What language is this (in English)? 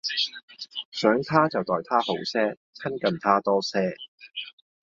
Cantonese